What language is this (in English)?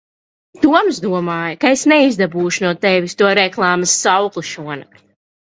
Latvian